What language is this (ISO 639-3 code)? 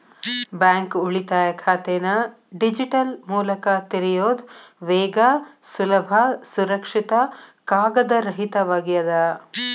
kan